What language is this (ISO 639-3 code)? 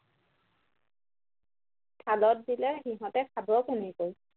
asm